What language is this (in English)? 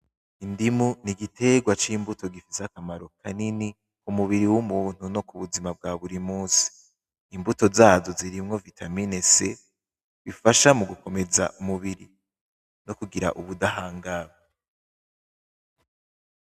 Rundi